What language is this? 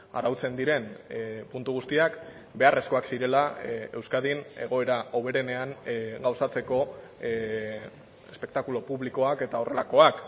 Basque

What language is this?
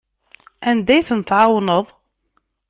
Kabyle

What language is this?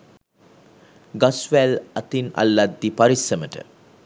Sinhala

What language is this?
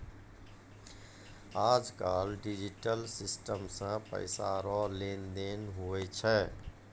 Maithili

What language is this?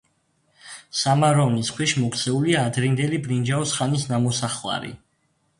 Georgian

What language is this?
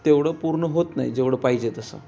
Marathi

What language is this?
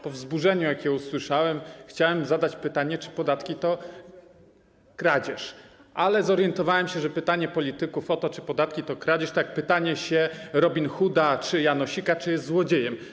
Polish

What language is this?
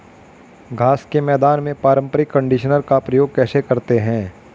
Hindi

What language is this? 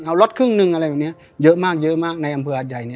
Thai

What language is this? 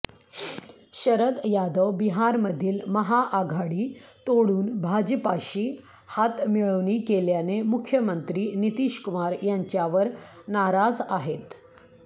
Marathi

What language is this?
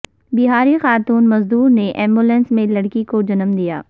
Urdu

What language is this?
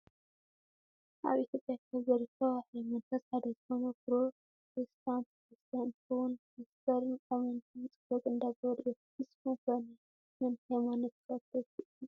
Tigrinya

